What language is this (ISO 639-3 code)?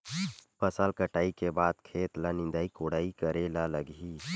hne